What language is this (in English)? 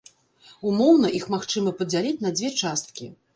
Belarusian